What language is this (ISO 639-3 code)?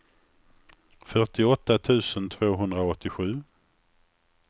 swe